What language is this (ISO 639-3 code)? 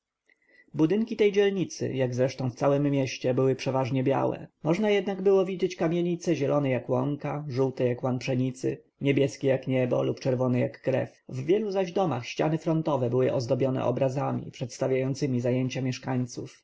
pol